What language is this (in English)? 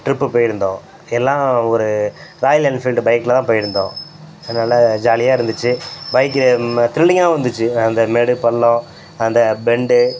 Tamil